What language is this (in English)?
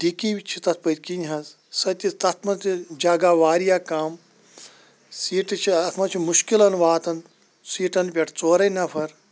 Kashmiri